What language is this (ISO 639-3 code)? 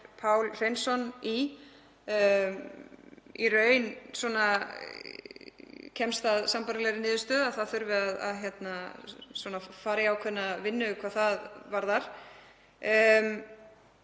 isl